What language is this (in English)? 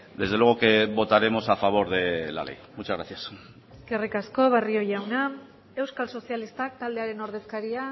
Spanish